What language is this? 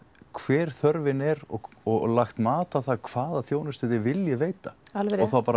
Icelandic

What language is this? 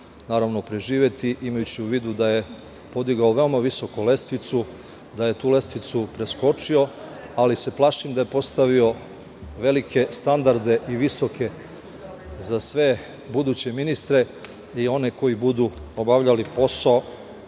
Serbian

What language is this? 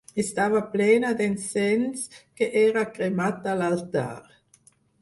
Catalan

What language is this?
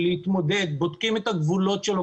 Hebrew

